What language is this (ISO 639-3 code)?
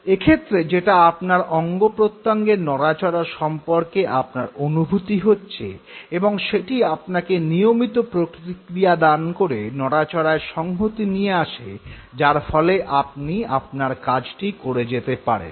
ben